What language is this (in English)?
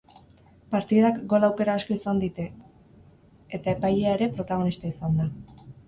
Basque